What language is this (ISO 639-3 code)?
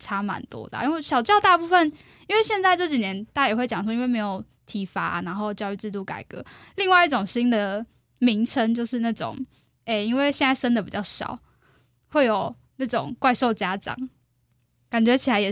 zho